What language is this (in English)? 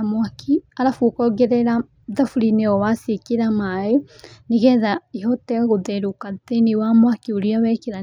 Kikuyu